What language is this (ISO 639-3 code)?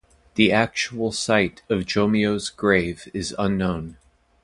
eng